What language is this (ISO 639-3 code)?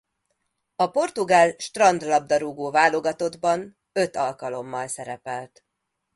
hun